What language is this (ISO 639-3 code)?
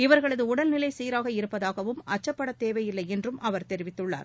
tam